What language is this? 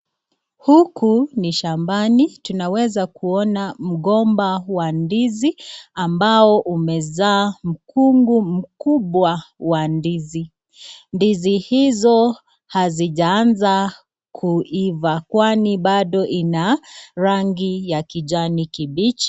Swahili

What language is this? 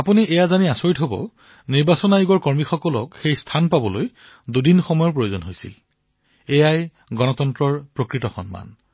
Assamese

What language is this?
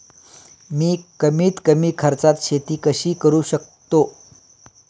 Marathi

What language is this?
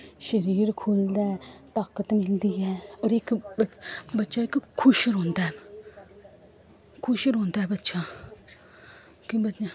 Dogri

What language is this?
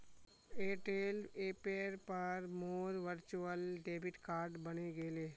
Magahi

